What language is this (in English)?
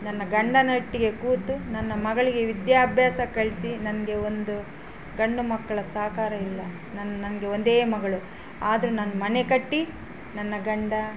Kannada